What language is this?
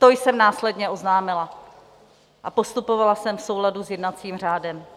Czech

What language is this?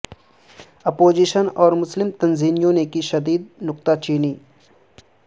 Urdu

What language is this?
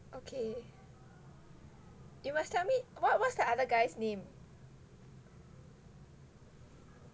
English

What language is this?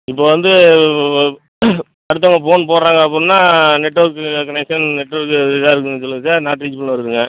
Tamil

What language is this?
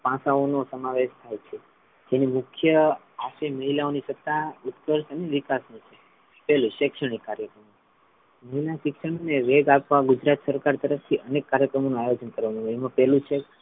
Gujarati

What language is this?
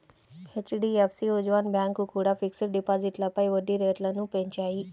Telugu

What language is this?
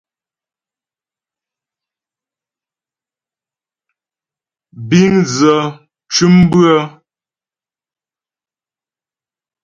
Ghomala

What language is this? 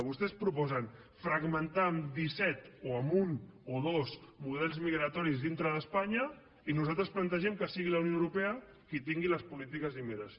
Catalan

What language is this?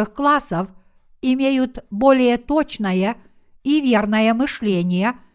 Russian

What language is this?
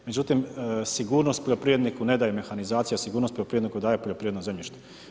Croatian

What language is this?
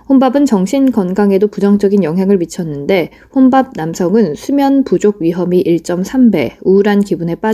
Korean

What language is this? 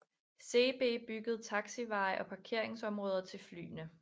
Danish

